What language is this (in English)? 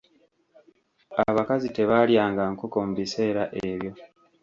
Ganda